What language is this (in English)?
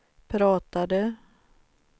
Swedish